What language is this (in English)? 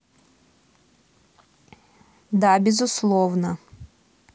Russian